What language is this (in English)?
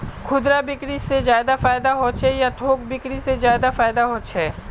Magahi